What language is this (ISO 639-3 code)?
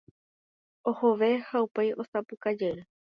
grn